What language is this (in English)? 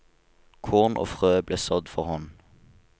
Norwegian